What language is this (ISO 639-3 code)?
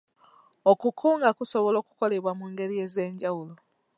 lug